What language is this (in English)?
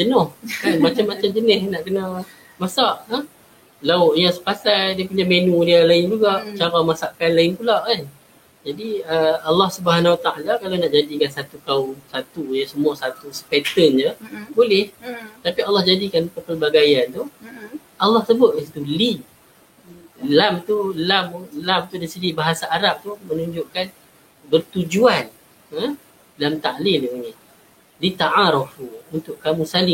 Malay